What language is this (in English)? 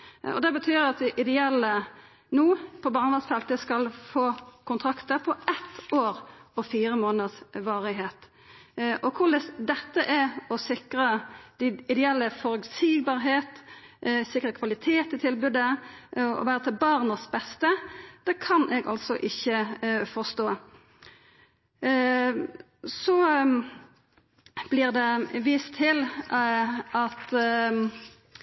Norwegian Nynorsk